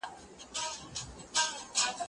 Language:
Pashto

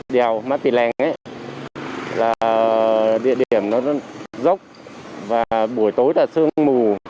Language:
Vietnamese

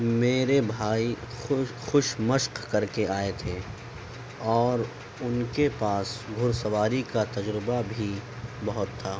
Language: Urdu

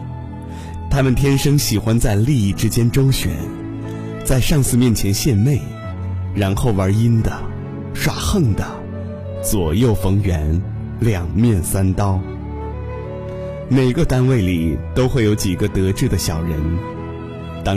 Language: Chinese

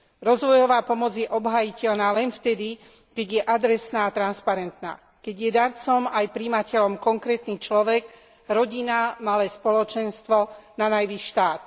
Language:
Slovak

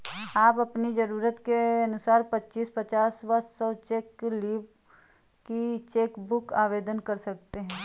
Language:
Hindi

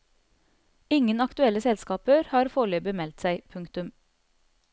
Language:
Norwegian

